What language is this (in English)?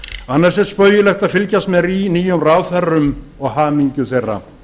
Icelandic